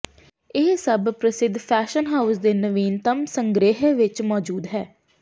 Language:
Punjabi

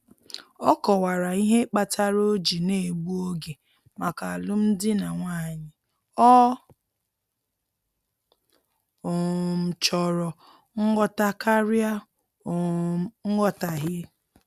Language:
Igbo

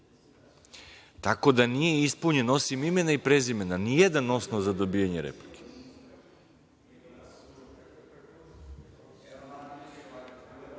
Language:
Serbian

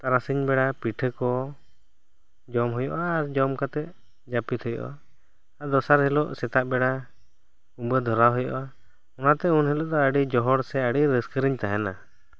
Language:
Santali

